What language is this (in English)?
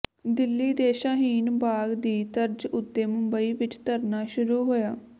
Punjabi